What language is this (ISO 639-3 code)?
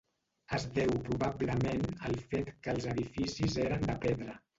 cat